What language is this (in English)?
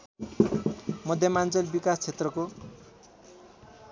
Nepali